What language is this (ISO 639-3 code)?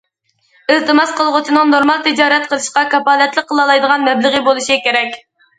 uig